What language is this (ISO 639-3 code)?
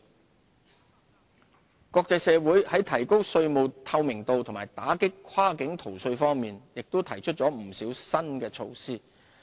yue